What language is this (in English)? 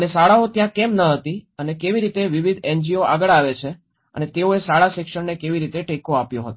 Gujarati